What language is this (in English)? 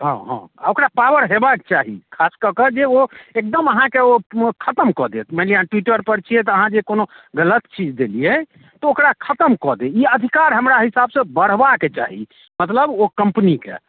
Maithili